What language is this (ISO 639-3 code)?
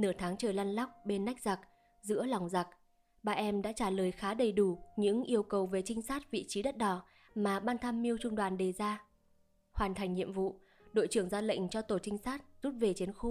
vie